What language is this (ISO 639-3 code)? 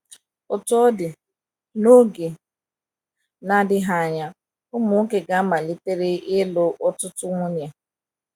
ibo